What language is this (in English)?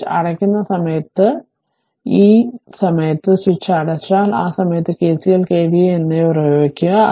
Malayalam